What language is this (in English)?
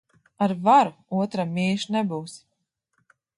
Latvian